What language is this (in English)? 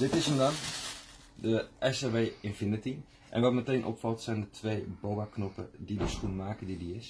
Dutch